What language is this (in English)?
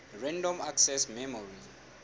Southern Sotho